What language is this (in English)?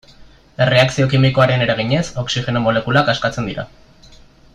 Basque